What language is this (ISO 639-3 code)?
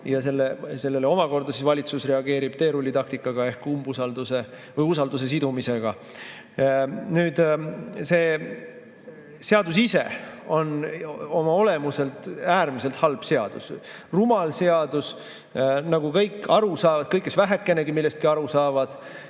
est